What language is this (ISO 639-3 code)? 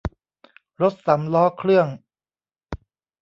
tha